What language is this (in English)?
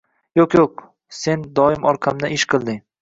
Uzbek